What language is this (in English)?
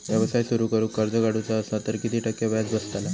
Marathi